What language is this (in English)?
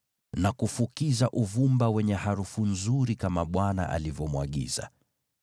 Swahili